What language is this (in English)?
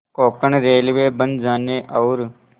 Hindi